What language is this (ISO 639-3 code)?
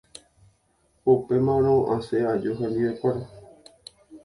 grn